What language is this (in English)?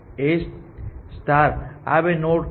Gujarati